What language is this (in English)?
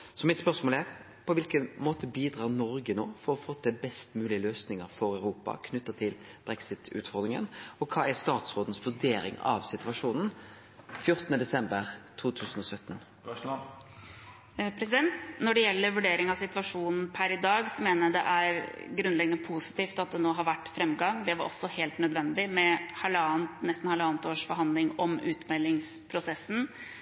Norwegian